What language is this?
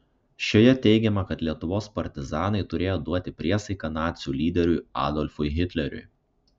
Lithuanian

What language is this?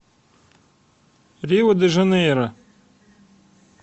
Russian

